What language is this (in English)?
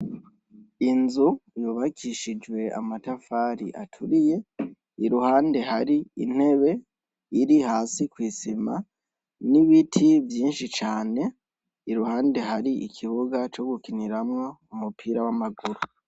Rundi